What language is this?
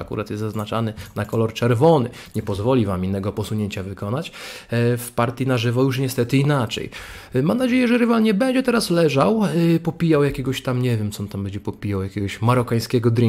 Polish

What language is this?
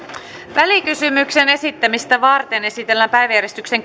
Finnish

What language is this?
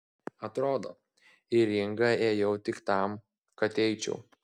Lithuanian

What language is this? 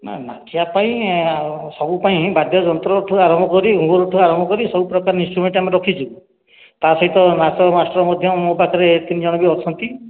Odia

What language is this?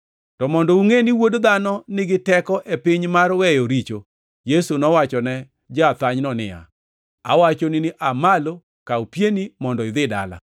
Luo (Kenya and Tanzania)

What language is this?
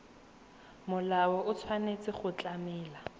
Tswana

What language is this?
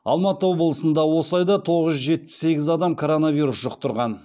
Kazakh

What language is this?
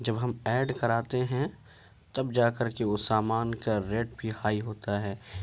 Urdu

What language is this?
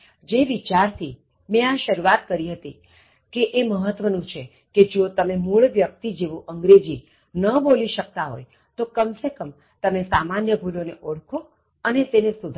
Gujarati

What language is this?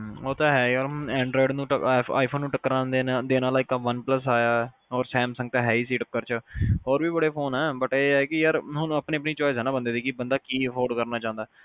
Punjabi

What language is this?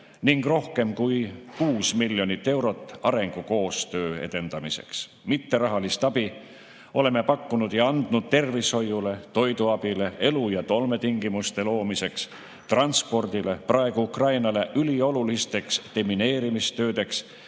Estonian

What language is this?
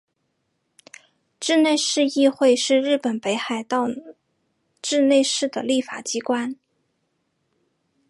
Chinese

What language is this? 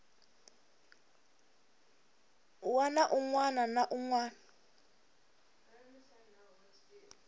Tsonga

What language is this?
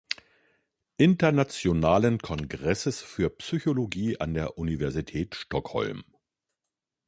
German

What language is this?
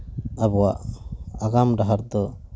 Santali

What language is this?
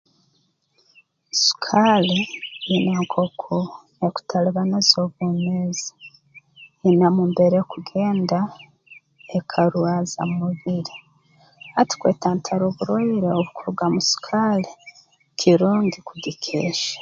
Tooro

